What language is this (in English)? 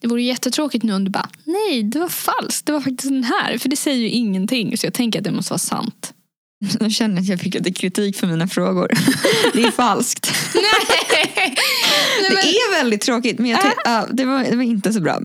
Swedish